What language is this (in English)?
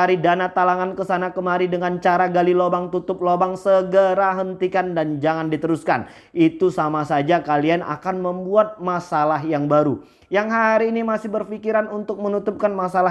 Indonesian